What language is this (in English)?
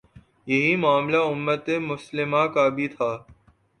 Urdu